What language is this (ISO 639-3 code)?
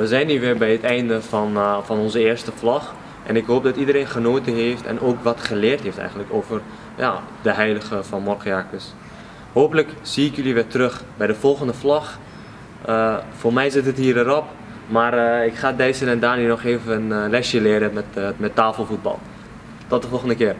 nld